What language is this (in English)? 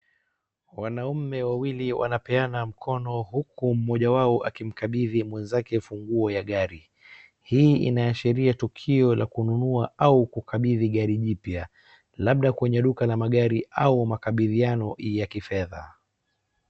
Swahili